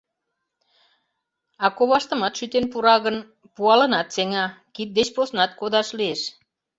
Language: Mari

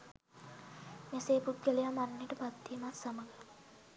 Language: Sinhala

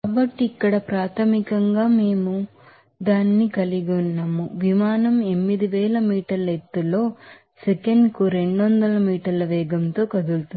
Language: Telugu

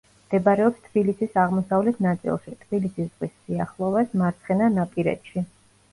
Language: Georgian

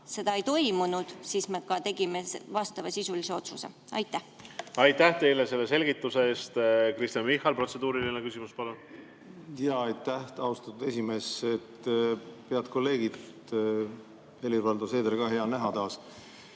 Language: Estonian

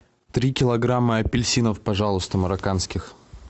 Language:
Russian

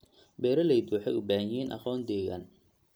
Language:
Somali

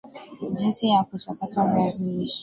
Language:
Swahili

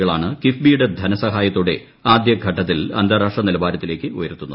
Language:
Malayalam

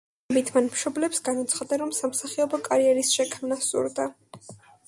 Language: Georgian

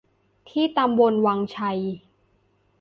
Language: Thai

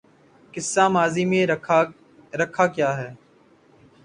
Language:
Urdu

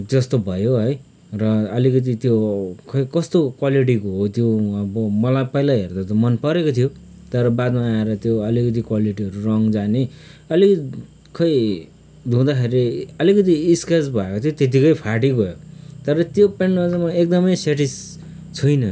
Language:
Nepali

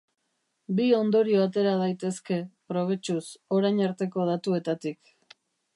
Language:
Basque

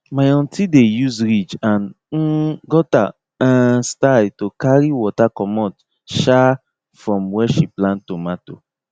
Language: Nigerian Pidgin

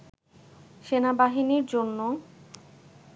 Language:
Bangla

